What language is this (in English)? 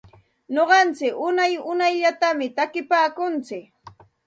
Santa Ana de Tusi Pasco Quechua